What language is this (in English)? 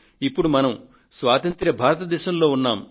Telugu